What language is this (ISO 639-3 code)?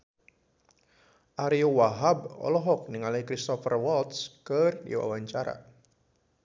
sun